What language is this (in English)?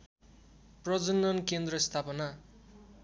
Nepali